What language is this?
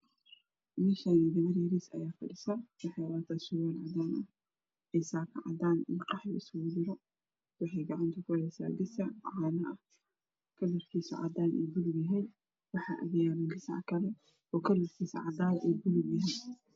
Somali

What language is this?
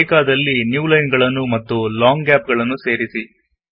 Kannada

